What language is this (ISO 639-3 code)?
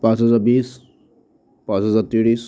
asm